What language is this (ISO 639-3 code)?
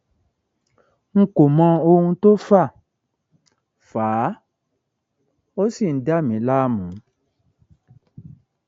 yor